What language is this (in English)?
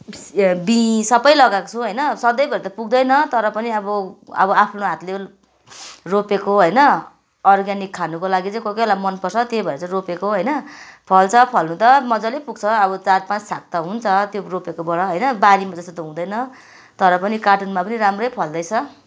Nepali